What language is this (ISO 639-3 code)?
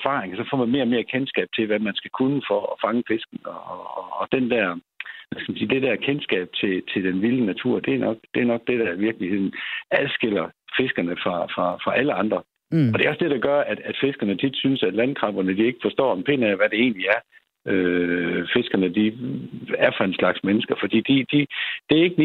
dan